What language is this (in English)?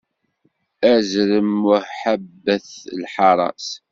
Kabyle